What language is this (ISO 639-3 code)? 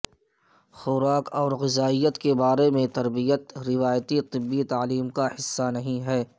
urd